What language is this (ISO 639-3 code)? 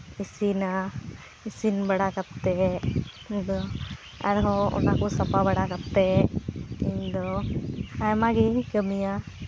sat